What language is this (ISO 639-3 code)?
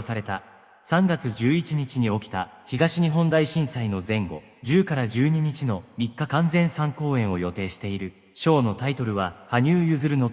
jpn